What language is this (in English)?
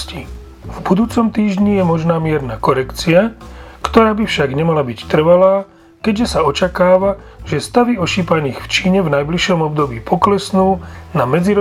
Slovak